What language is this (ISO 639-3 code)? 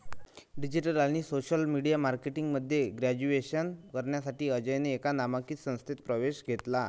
mar